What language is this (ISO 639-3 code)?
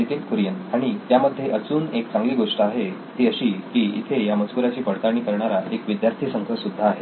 mar